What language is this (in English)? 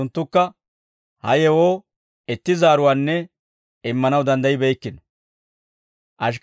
Dawro